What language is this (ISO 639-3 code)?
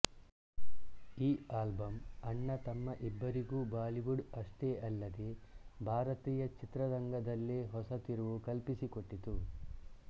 kan